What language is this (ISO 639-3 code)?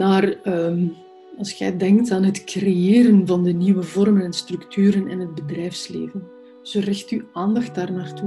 nld